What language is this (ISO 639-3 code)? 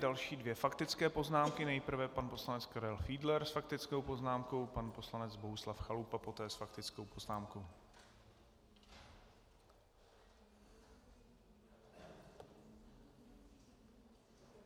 ces